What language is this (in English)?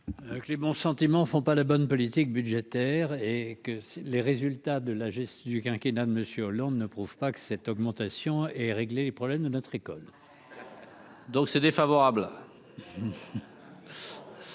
French